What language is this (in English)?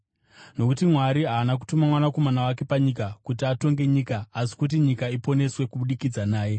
Shona